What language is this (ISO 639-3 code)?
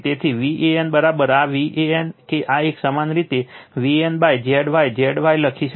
guj